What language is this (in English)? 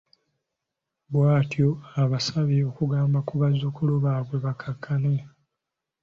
Ganda